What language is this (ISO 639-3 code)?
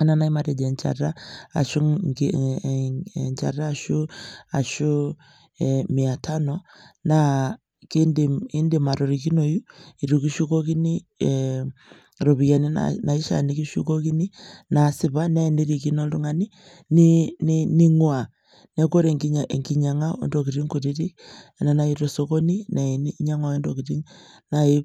mas